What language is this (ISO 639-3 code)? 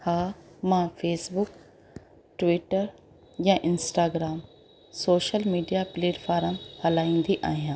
snd